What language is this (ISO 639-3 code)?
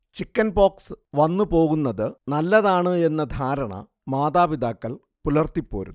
mal